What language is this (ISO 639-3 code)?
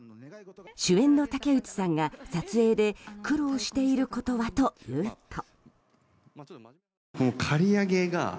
jpn